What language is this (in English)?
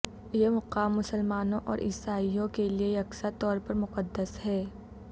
Urdu